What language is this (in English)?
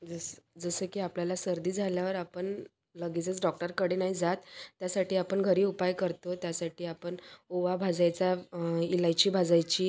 Marathi